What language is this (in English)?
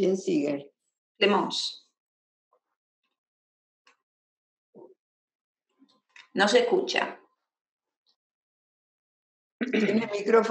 Spanish